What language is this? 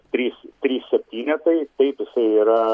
Lithuanian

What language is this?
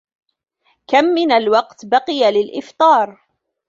Arabic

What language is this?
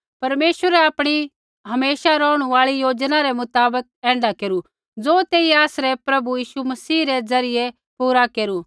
Kullu Pahari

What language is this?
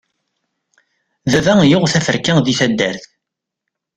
Kabyle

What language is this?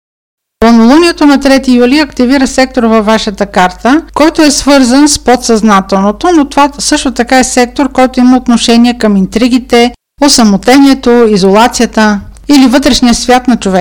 Bulgarian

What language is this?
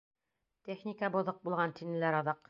Bashkir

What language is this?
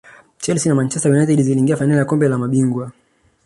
Swahili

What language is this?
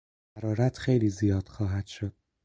Persian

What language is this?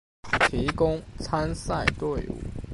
Chinese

